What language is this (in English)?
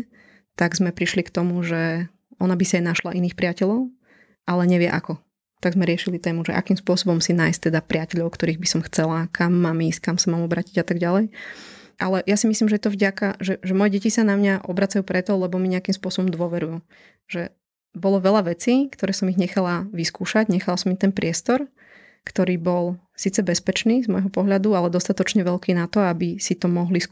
Slovak